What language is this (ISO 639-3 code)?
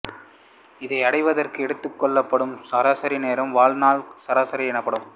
tam